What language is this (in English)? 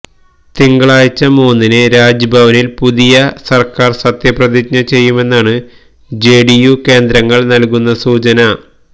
Malayalam